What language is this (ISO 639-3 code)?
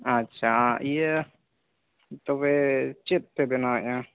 sat